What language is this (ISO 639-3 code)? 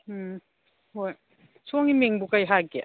mni